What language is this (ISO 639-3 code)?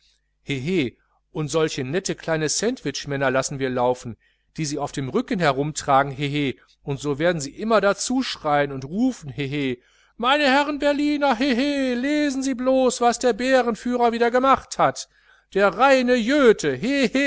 deu